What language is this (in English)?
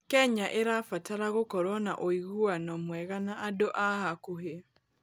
Kikuyu